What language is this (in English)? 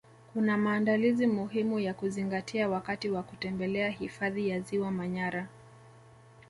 Swahili